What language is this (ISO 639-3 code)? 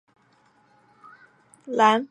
zho